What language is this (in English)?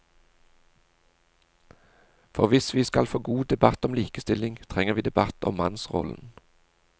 Norwegian